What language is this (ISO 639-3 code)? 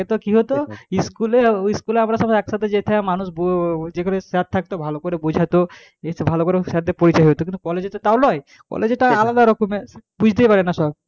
ben